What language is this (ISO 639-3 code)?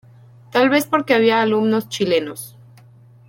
spa